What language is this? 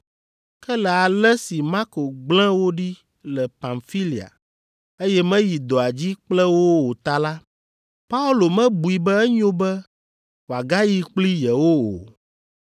Ewe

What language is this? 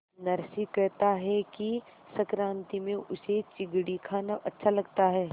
Hindi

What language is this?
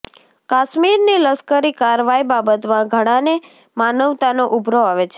Gujarati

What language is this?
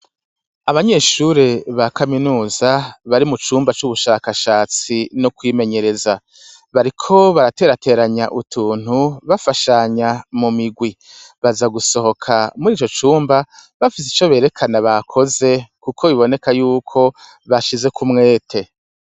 Rundi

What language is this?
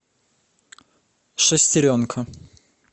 Russian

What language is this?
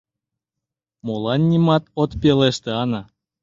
Mari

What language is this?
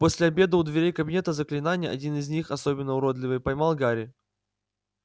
Russian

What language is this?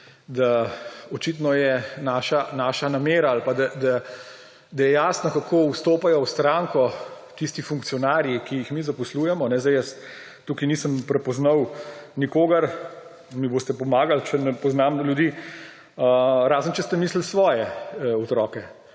Slovenian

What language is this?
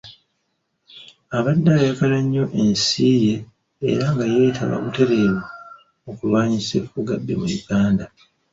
Ganda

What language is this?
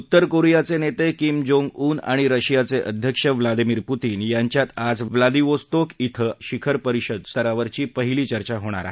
Marathi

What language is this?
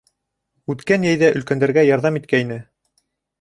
Bashkir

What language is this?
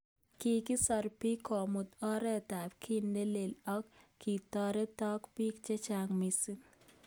Kalenjin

